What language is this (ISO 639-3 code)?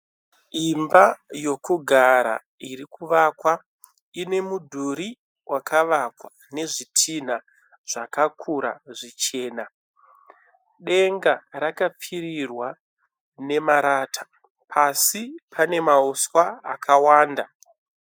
sna